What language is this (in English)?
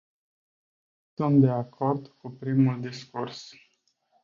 Romanian